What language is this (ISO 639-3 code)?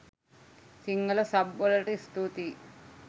sin